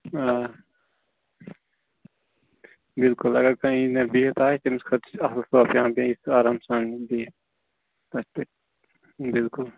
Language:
Kashmiri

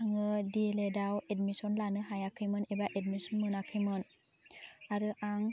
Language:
Bodo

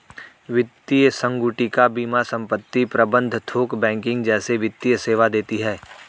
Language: Hindi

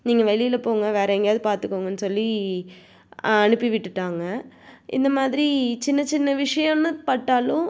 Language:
Tamil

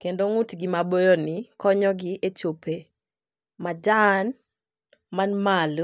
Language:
Luo (Kenya and Tanzania)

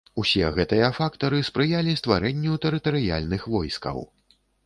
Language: Belarusian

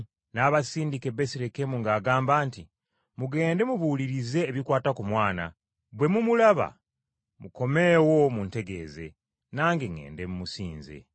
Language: Ganda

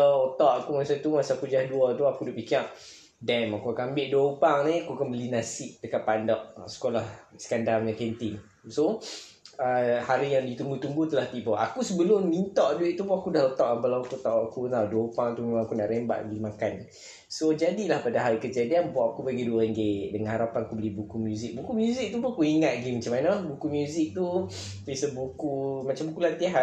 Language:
Malay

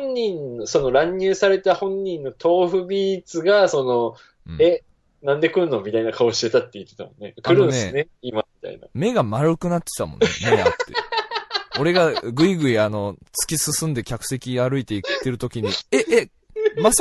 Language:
Japanese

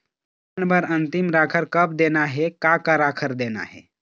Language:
Chhattisgarhi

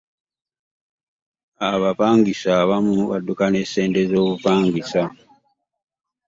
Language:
Ganda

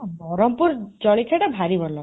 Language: Odia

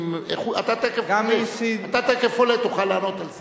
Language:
Hebrew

